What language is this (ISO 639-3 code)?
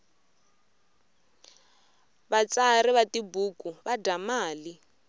tso